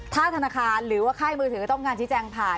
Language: Thai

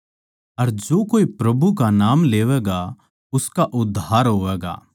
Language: Haryanvi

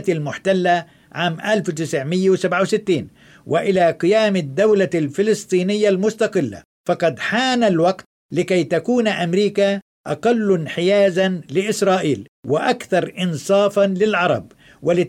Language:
Arabic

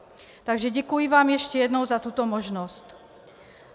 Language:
Czech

